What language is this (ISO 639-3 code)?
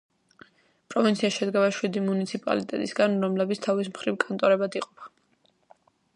kat